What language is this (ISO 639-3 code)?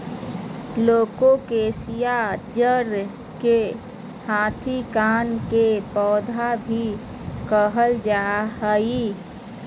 mag